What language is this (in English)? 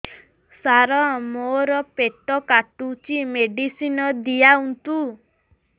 Odia